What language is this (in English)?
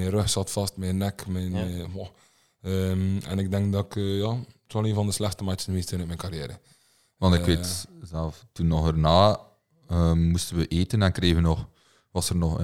Dutch